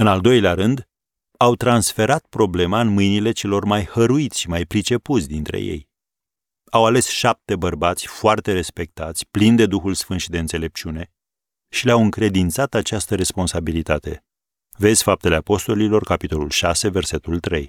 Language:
Romanian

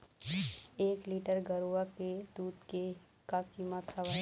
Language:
Chhattisgarhi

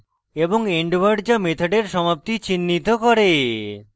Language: Bangla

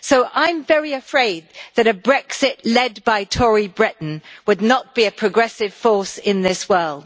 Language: English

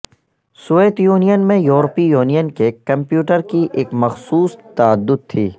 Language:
Urdu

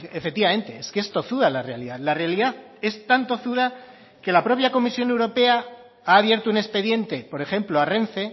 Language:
Spanish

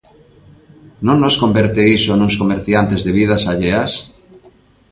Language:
Galician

